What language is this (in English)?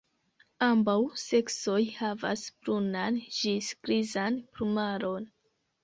Esperanto